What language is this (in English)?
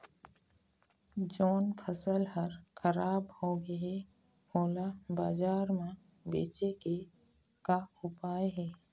Chhattisgarhi